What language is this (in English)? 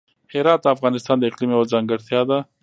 Pashto